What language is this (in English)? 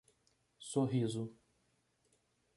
Portuguese